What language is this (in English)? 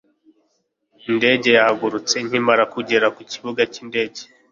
Kinyarwanda